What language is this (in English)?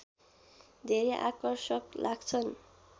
Nepali